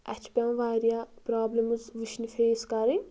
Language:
Kashmiri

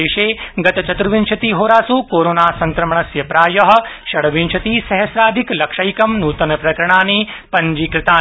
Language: Sanskrit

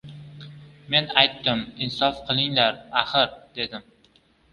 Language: Uzbek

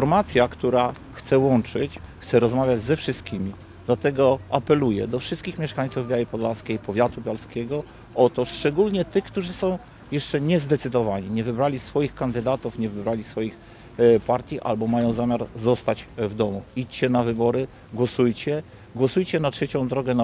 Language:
Polish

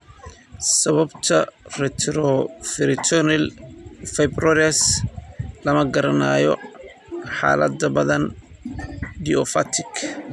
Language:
Somali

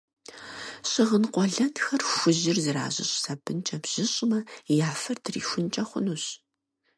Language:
Kabardian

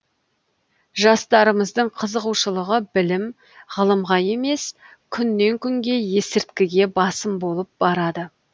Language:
Kazakh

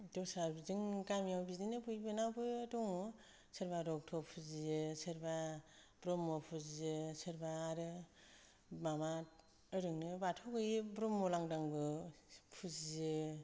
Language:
Bodo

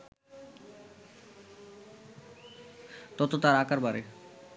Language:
Bangla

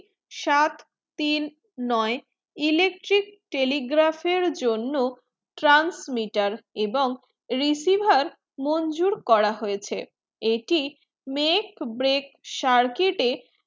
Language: Bangla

